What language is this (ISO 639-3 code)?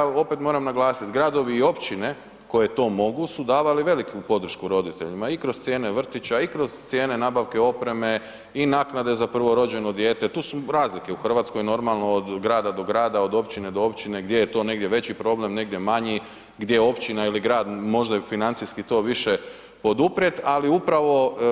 hrv